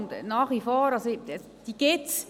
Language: Swiss German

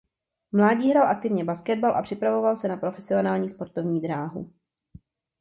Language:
Czech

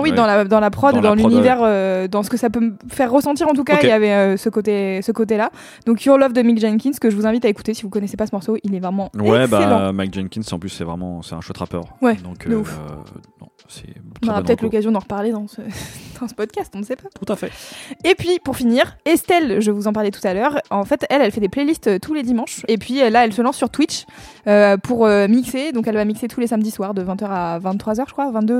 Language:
French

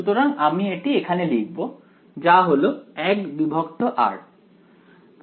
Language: Bangla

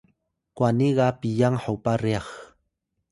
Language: Atayal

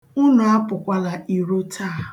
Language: Igbo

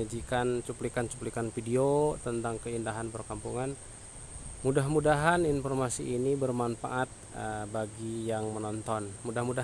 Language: Indonesian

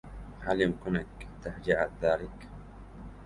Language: Arabic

